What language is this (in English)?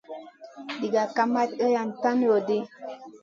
Masana